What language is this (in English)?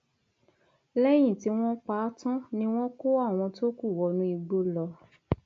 Yoruba